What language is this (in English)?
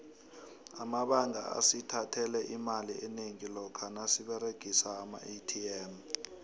South Ndebele